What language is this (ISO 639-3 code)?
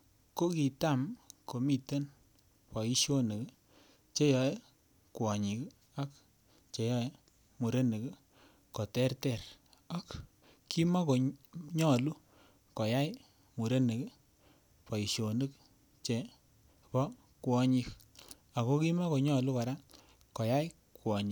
kln